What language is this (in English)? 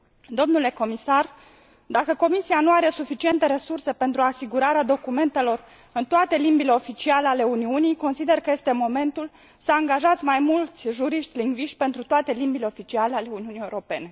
Romanian